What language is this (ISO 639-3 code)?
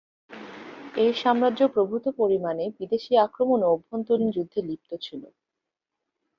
ben